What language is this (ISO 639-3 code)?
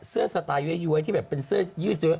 tha